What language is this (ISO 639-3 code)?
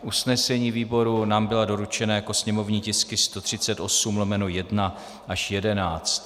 ces